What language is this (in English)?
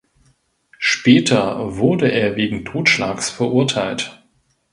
German